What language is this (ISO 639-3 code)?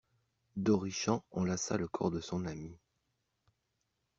fra